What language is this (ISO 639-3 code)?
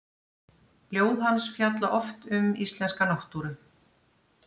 isl